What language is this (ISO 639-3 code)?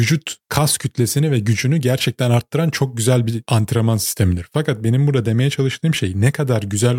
tur